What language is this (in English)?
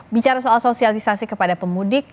Indonesian